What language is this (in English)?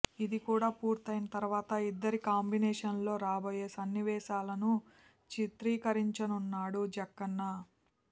Telugu